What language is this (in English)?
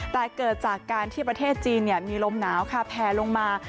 Thai